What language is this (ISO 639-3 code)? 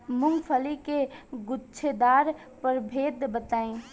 bho